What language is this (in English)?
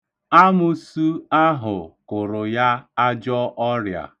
Igbo